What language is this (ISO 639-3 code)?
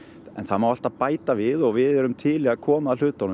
isl